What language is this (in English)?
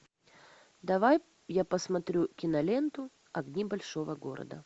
Russian